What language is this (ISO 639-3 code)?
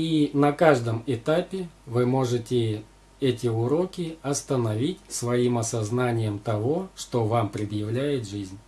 rus